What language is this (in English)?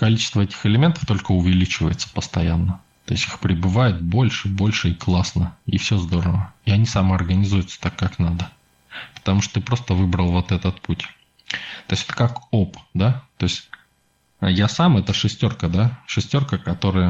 Russian